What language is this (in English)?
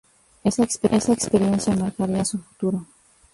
Spanish